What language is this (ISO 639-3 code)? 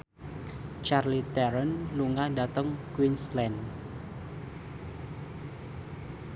jav